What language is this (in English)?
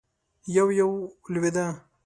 Pashto